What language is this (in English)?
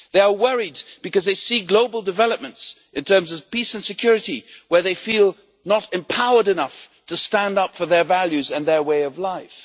English